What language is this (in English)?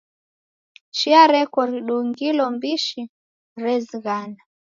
Taita